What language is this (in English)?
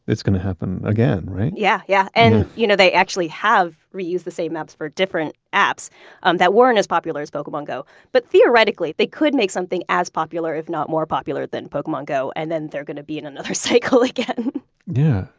English